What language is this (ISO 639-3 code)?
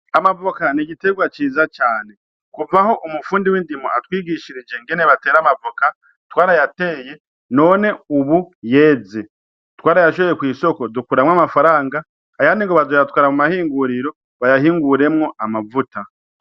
run